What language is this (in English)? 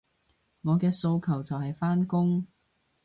Cantonese